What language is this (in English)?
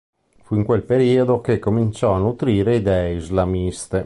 Italian